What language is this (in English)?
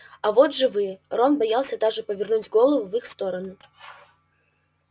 Russian